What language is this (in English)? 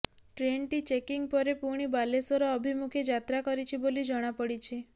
Odia